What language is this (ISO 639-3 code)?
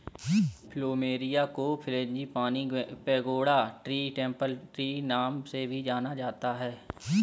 hin